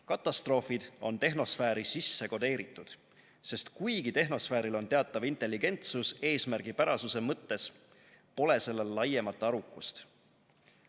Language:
Estonian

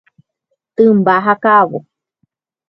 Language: Guarani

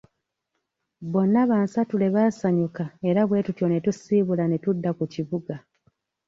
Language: Ganda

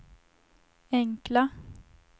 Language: Swedish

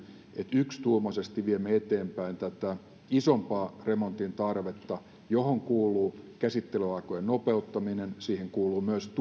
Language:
Finnish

